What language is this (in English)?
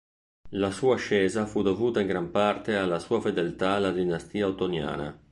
Italian